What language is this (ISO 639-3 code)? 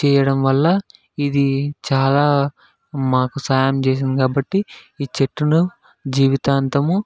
tel